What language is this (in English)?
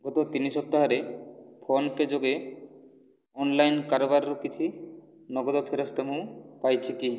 Odia